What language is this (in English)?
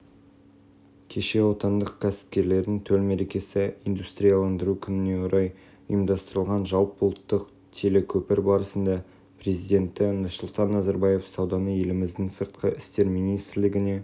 Kazakh